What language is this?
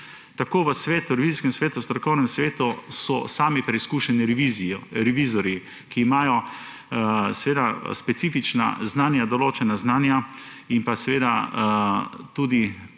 Slovenian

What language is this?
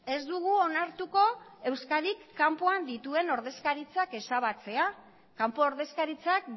Basque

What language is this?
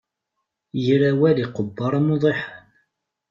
Kabyle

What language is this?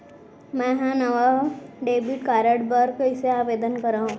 Chhattisgarhi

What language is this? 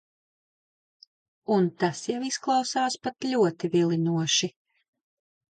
Latvian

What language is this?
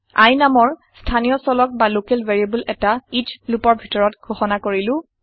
Assamese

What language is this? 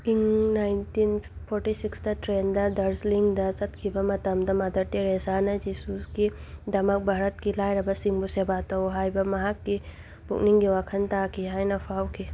Manipuri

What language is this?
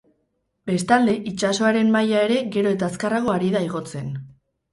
Basque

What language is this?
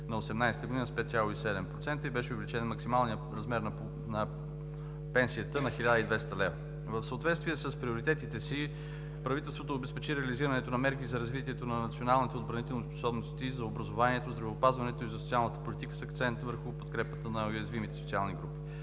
Bulgarian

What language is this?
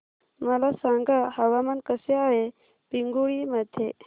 Marathi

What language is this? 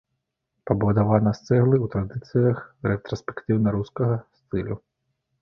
Belarusian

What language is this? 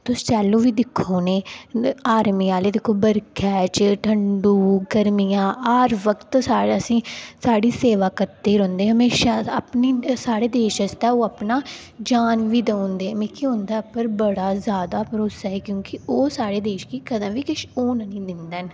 Dogri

